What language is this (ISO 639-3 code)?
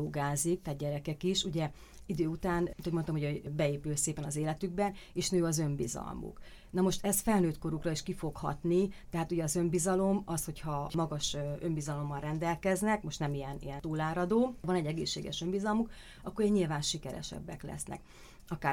hun